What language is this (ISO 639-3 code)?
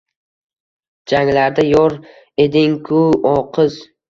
uzb